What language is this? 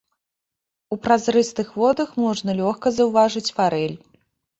Belarusian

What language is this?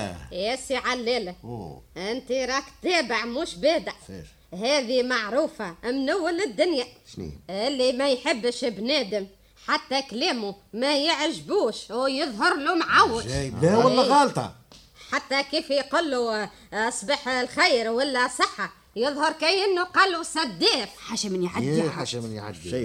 Arabic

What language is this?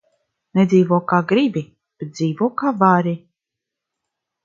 Latvian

